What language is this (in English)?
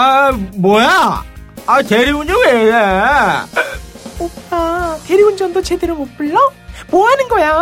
Korean